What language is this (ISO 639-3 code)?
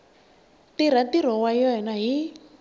tso